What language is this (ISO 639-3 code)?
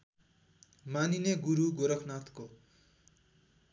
nep